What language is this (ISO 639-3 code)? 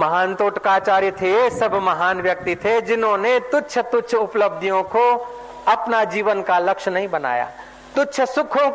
hin